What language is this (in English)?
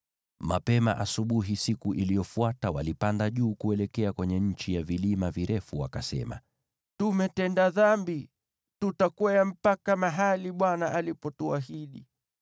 Swahili